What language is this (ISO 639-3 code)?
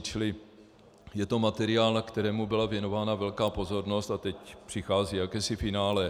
ces